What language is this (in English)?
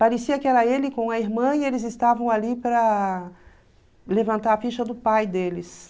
Portuguese